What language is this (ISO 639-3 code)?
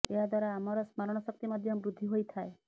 ori